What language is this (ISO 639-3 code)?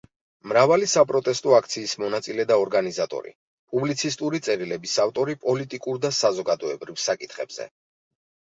kat